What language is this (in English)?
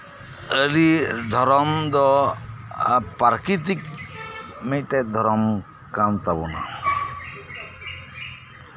Santali